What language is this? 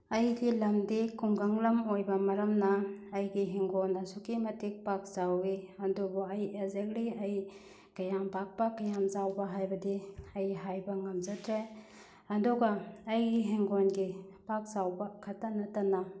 Manipuri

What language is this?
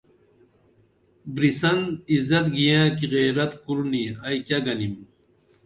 Dameli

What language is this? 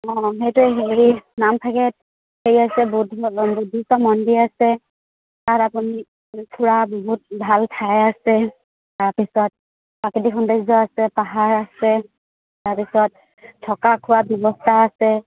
Assamese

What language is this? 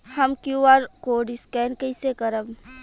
Bhojpuri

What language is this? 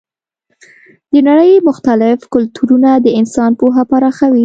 Pashto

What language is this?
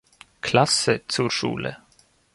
German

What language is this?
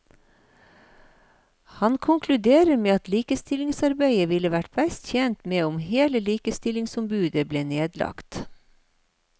Norwegian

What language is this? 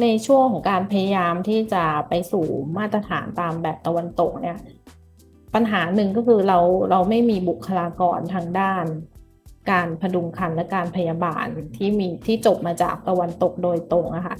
Thai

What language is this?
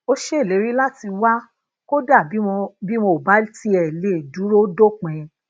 Yoruba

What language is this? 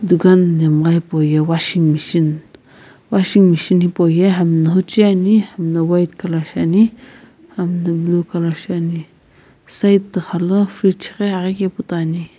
Sumi Naga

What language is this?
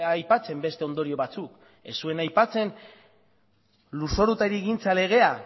Basque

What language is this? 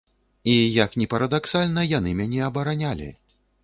Belarusian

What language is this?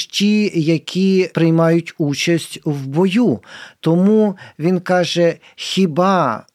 Ukrainian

